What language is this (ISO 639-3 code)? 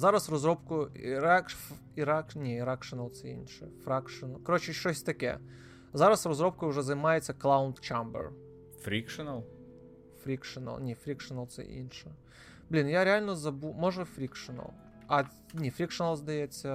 ukr